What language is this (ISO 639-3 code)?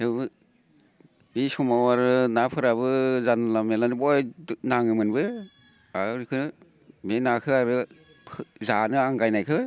brx